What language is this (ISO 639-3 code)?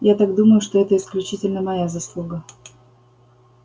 rus